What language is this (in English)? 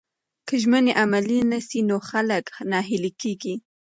Pashto